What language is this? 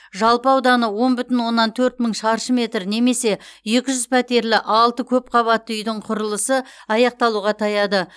Kazakh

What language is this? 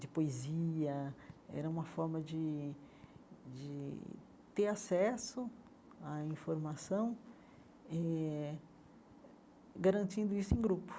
Portuguese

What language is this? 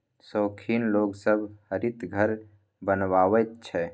Maithili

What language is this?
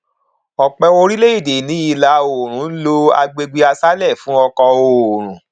Yoruba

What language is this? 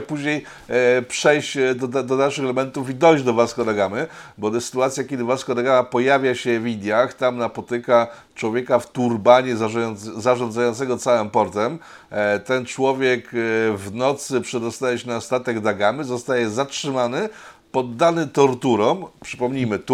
Polish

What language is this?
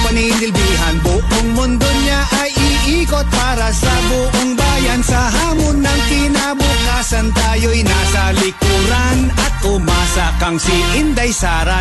Filipino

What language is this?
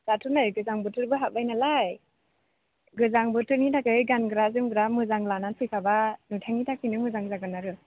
Bodo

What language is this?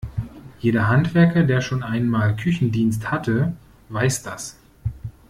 German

